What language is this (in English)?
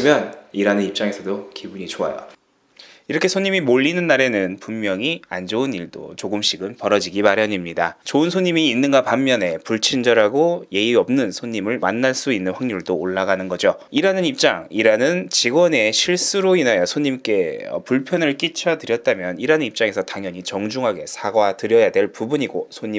Korean